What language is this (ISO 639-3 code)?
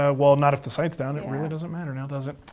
eng